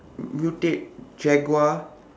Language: English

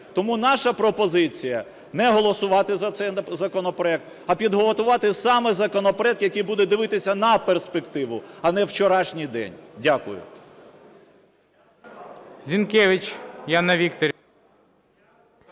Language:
Ukrainian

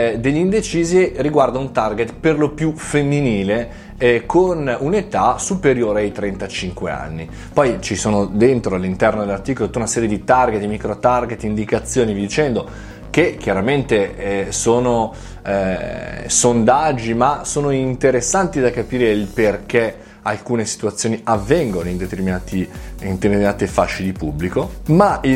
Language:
Italian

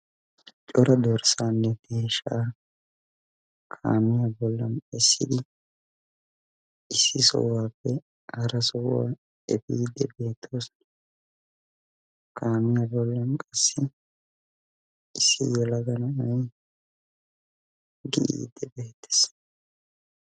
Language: Wolaytta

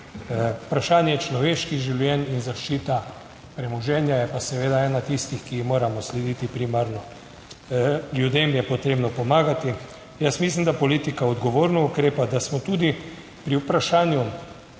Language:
Slovenian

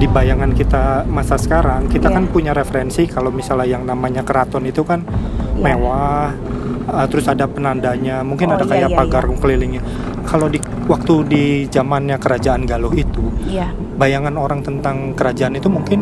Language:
Indonesian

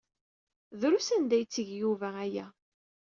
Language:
Kabyle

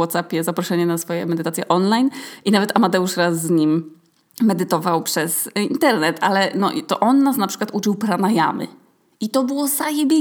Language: Polish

